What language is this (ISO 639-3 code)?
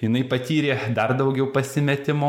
lit